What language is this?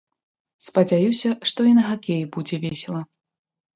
Belarusian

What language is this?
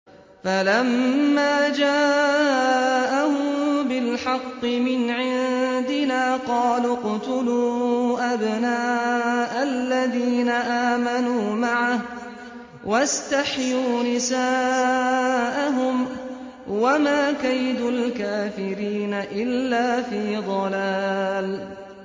Arabic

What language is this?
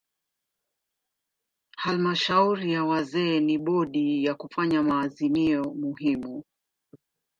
Swahili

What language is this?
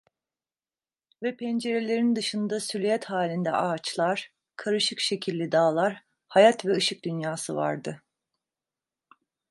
Turkish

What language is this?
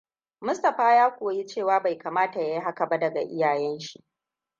Hausa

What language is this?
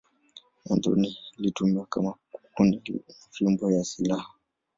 Swahili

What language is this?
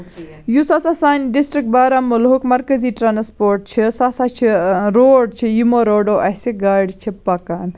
Kashmiri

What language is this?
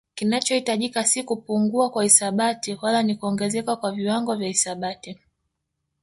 Swahili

